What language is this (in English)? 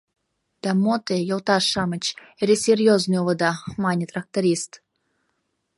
Mari